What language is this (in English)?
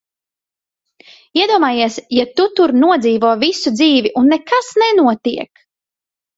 Latvian